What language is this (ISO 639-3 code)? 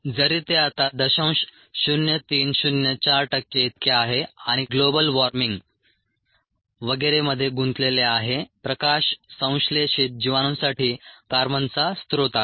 mar